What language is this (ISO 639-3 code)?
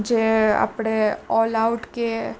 guj